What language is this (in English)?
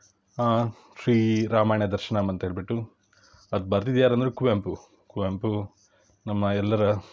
Kannada